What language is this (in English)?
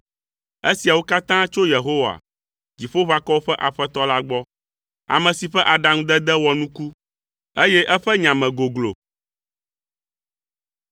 Ewe